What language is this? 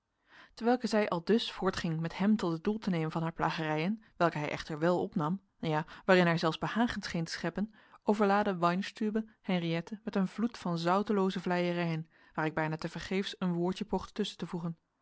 Dutch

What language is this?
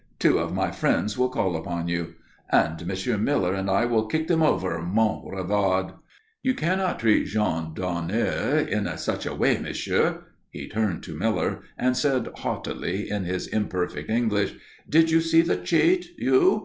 English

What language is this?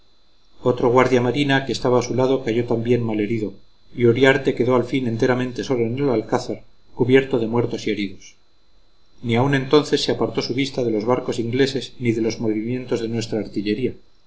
Spanish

